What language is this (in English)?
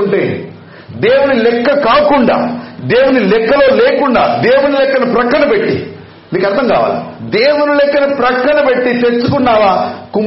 Telugu